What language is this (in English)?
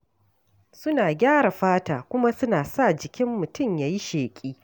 Hausa